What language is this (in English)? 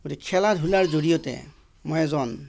Assamese